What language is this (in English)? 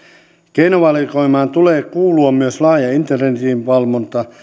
Finnish